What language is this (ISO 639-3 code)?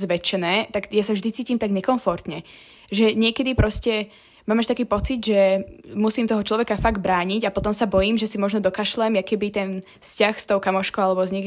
slk